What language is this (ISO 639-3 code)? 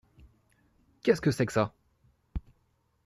fra